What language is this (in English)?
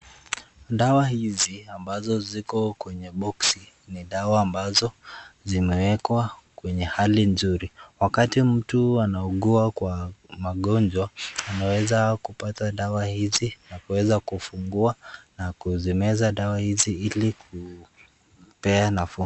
Swahili